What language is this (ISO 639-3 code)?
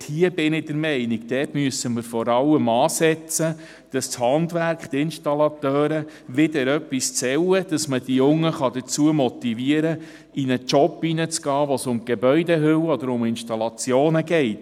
gsw